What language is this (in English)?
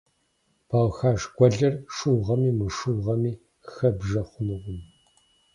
Kabardian